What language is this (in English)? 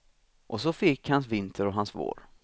Swedish